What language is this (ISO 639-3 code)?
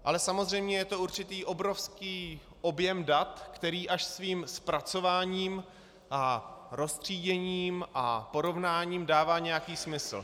ces